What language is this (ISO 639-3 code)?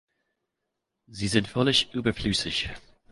deu